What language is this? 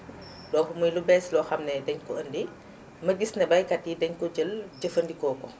Wolof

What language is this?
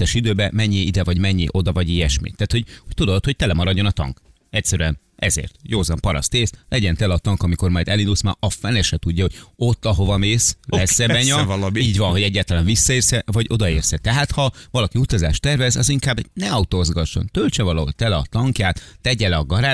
Hungarian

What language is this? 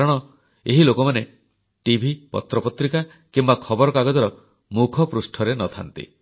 Odia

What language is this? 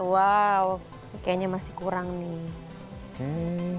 Indonesian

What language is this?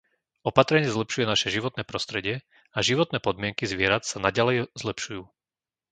Slovak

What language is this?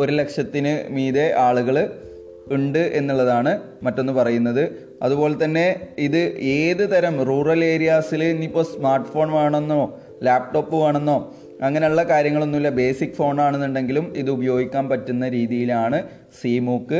Malayalam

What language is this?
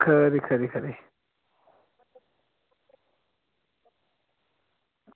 Dogri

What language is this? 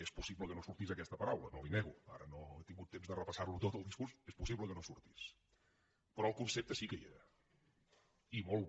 Catalan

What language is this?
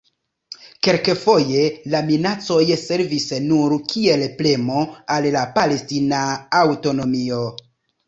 Esperanto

